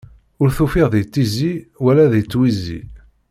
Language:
Kabyle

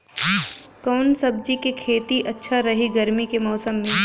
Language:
Bhojpuri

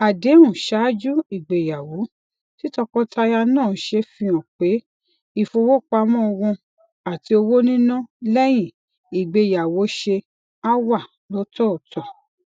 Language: Yoruba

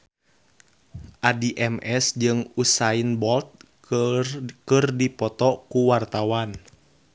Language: Sundanese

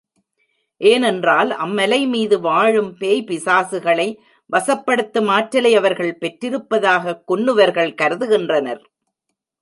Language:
Tamil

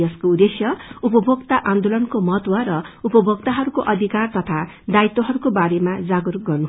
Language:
Nepali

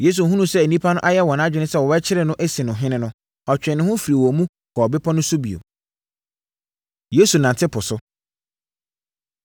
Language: Akan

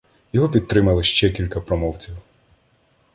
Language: Ukrainian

